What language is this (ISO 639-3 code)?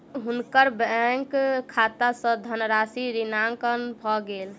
mai